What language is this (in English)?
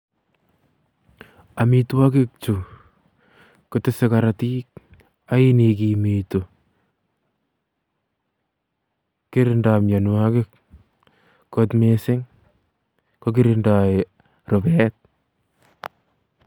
Kalenjin